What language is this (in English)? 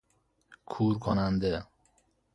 Persian